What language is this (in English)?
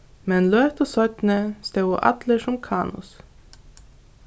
Faroese